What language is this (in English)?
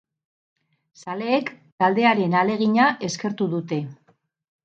Basque